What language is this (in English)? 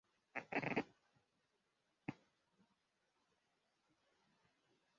Kinyarwanda